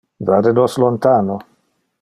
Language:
Interlingua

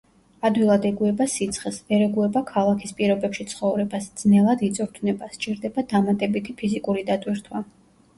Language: Georgian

